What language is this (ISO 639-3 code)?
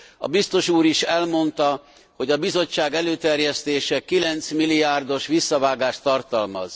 hun